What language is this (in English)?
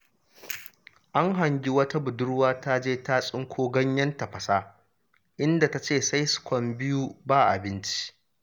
Hausa